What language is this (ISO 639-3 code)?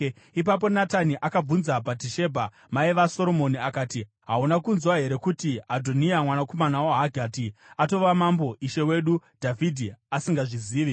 sna